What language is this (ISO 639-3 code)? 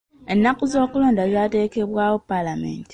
lug